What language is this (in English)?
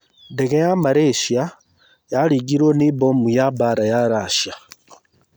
Kikuyu